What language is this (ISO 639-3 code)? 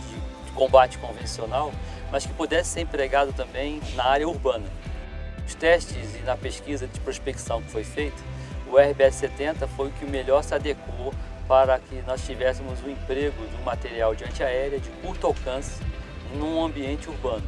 por